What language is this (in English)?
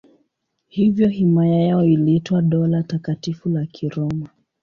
Swahili